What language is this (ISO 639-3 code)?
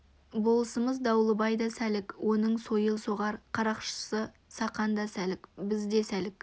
kaz